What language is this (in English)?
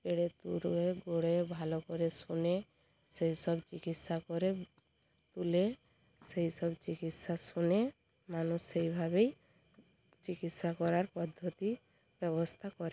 Bangla